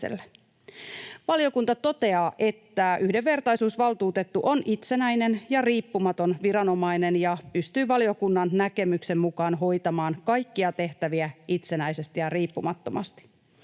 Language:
Finnish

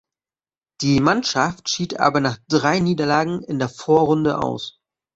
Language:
German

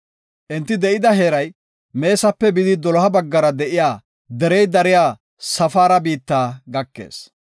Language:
Gofa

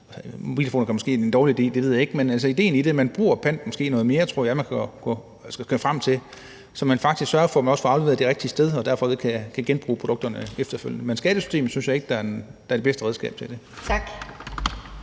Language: Danish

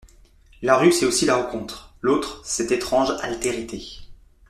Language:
French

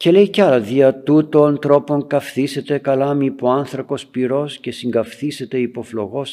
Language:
Greek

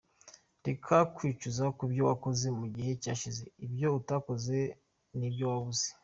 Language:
Kinyarwanda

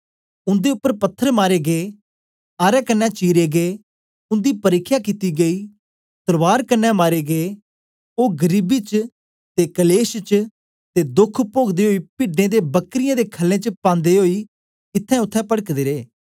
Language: Dogri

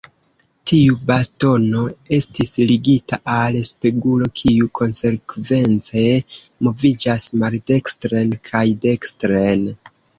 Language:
Esperanto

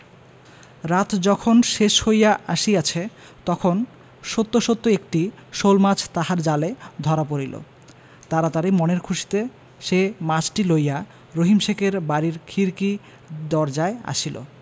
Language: Bangla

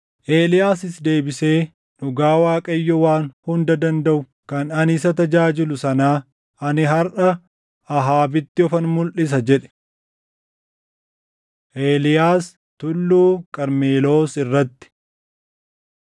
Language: Oromo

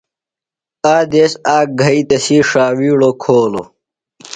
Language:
Phalura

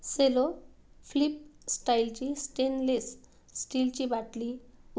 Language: Marathi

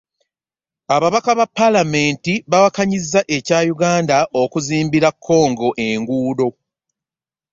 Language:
Ganda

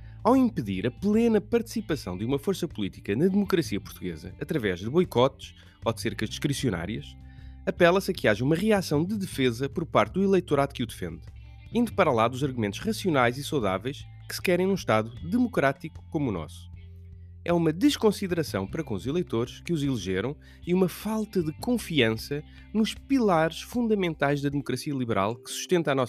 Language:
Portuguese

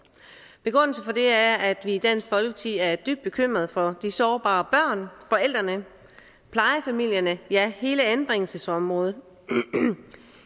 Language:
Danish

